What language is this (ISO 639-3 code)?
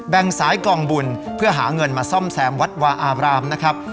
tha